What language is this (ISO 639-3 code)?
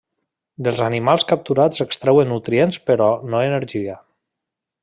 cat